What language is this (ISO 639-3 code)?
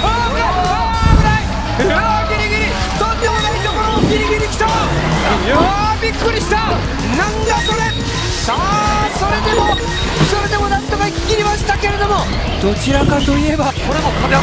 jpn